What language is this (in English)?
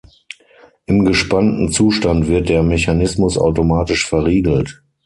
German